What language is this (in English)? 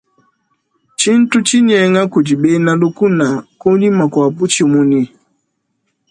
Luba-Lulua